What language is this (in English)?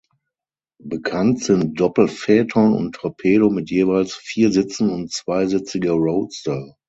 German